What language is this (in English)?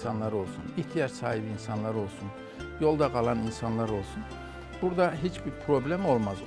Turkish